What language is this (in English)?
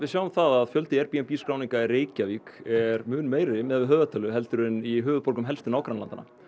Icelandic